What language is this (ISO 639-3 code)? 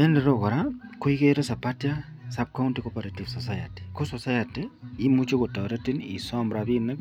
kln